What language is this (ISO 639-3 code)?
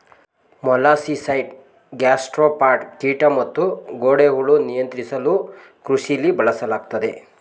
kan